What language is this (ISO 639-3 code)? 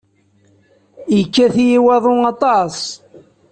kab